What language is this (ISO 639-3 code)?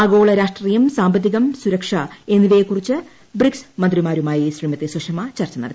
mal